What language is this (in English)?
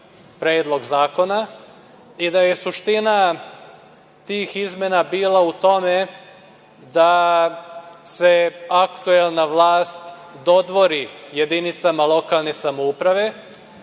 Serbian